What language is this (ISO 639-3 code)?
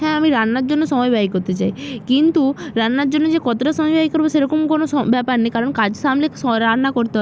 ben